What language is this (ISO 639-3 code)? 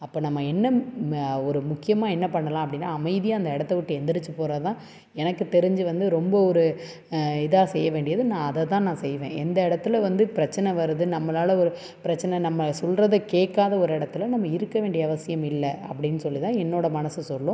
tam